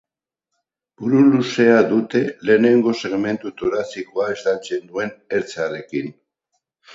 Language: Basque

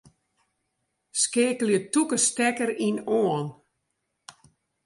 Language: Western Frisian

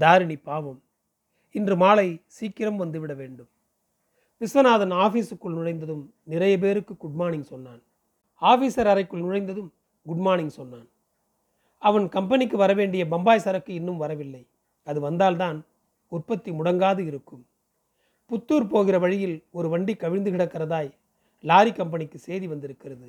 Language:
Tamil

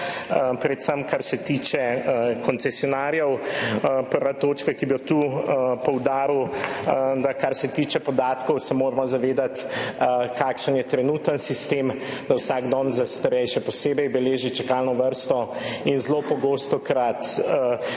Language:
Slovenian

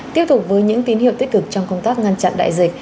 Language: Vietnamese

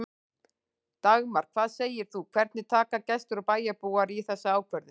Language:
Icelandic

